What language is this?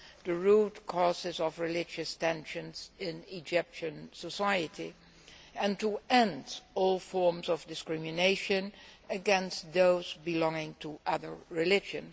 English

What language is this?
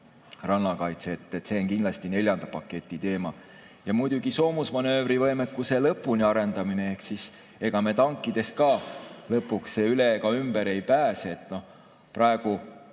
Estonian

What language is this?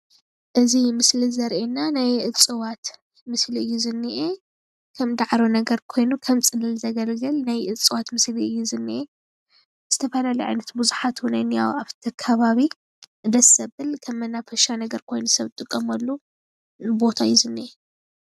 Tigrinya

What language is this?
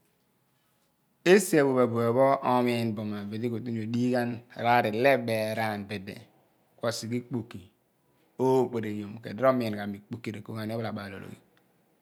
Abua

